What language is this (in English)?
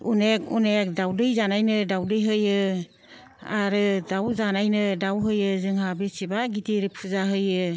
Bodo